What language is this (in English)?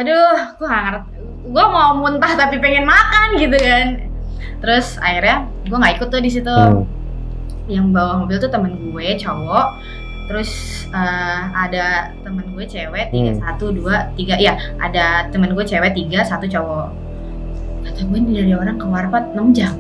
Indonesian